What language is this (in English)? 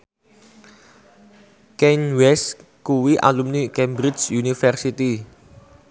Javanese